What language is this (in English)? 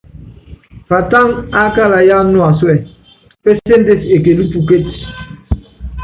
Yangben